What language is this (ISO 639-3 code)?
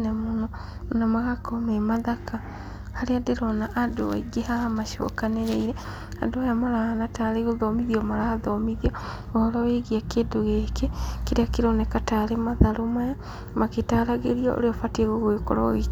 kik